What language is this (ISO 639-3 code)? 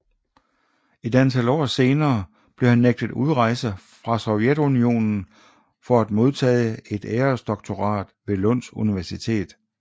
dan